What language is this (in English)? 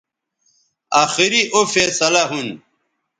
Bateri